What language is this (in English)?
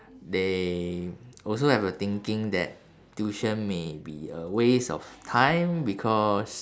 English